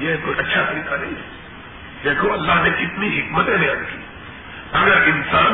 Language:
Urdu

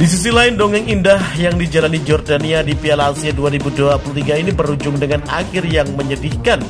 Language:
Indonesian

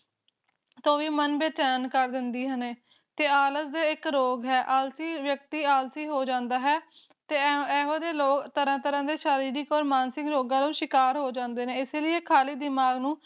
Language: Punjabi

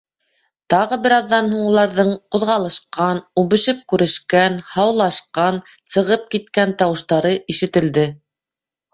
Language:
Bashkir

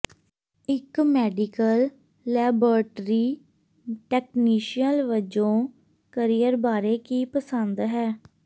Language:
Punjabi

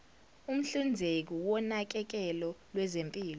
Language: Zulu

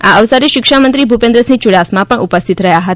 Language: Gujarati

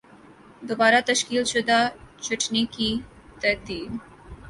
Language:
Urdu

